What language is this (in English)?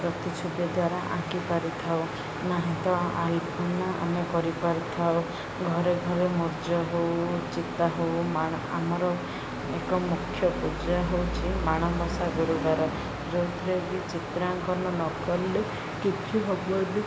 Odia